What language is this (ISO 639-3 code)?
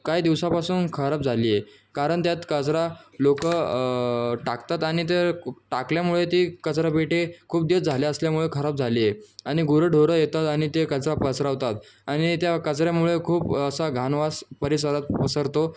mar